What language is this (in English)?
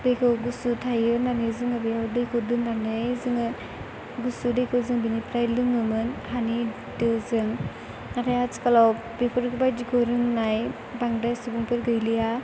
Bodo